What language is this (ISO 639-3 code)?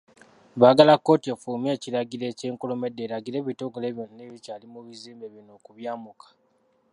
lug